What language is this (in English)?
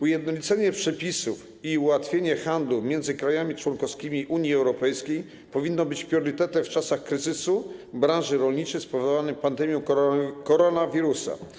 Polish